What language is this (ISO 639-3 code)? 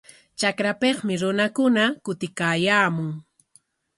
qwa